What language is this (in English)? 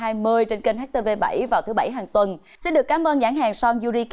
Vietnamese